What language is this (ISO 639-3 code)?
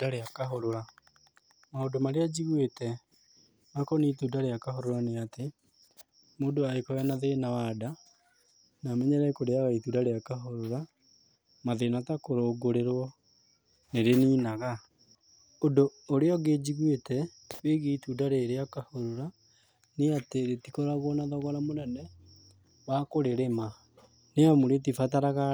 kik